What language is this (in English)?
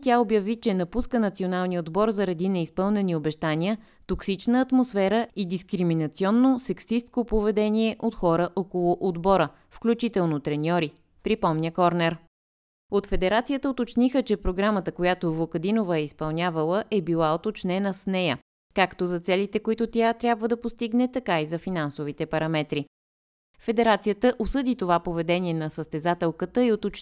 Bulgarian